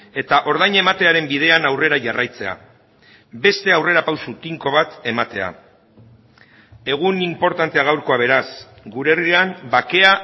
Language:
Basque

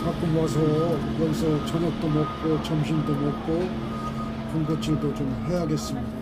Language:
Korean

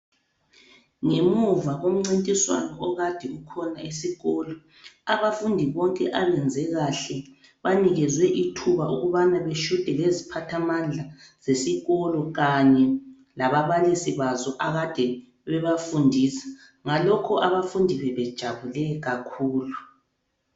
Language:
North Ndebele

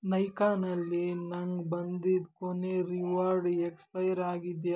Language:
Kannada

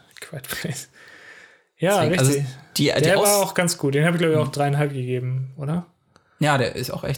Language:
German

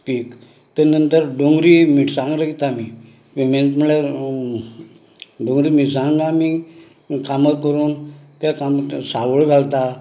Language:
Konkani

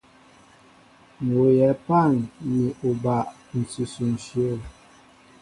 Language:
Mbo (Cameroon)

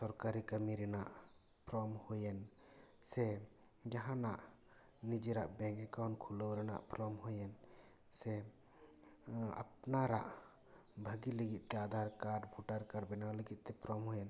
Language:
Santali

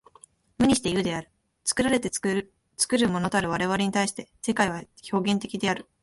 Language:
Japanese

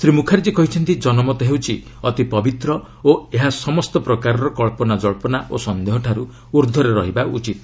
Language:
Odia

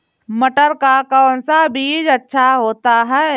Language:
Hindi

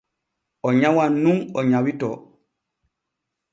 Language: Borgu Fulfulde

